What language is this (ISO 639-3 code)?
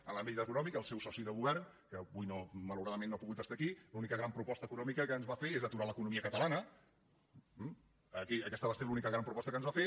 cat